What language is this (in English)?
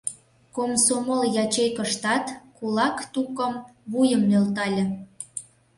Mari